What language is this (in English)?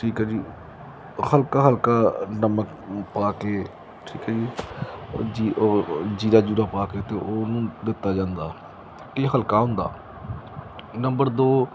Punjabi